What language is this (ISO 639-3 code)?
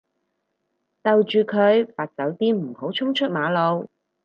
yue